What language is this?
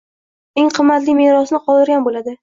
Uzbek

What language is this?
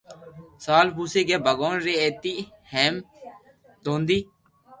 Loarki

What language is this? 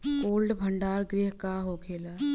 Bhojpuri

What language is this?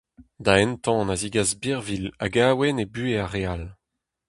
Breton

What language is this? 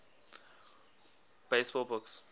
English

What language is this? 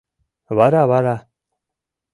Mari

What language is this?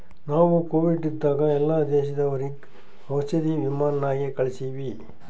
Kannada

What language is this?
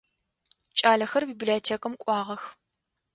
Adyghe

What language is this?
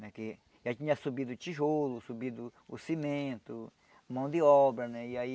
Portuguese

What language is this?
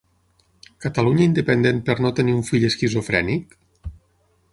Catalan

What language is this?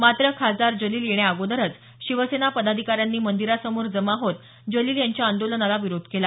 Marathi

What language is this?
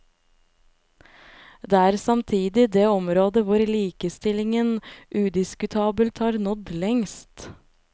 Norwegian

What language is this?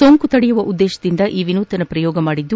Kannada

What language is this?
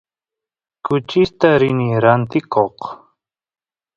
Santiago del Estero Quichua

